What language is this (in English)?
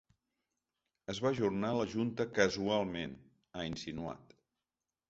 Catalan